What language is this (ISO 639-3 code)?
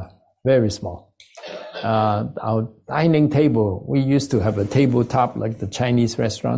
eng